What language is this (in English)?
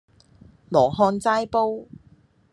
Cantonese